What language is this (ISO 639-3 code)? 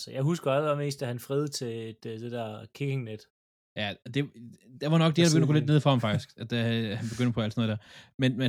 dan